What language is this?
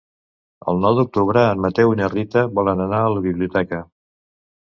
Catalan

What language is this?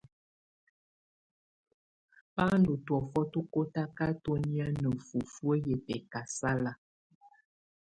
Tunen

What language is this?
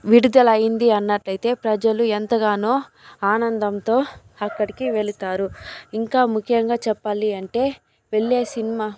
Telugu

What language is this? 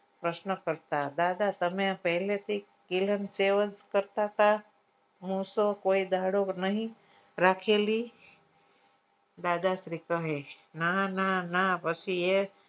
Gujarati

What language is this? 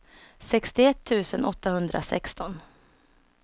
Swedish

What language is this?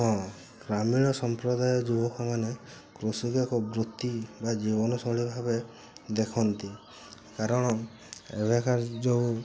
Odia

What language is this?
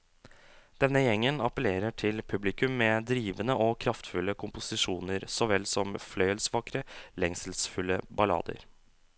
Norwegian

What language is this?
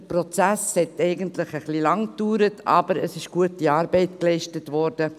Swiss German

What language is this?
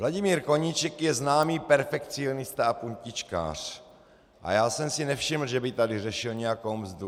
Czech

